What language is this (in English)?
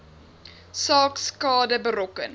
Afrikaans